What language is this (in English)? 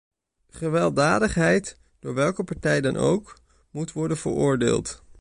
Dutch